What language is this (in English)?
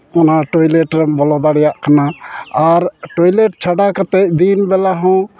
Santali